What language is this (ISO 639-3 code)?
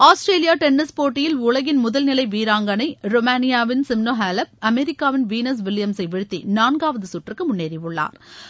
tam